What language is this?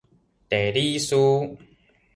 Min Nan Chinese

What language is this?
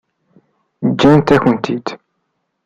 Kabyle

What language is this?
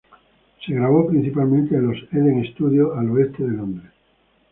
Spanish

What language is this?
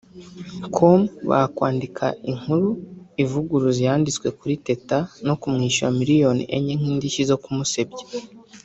Kinyarwanda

